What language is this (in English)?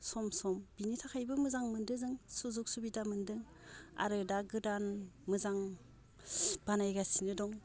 Bodo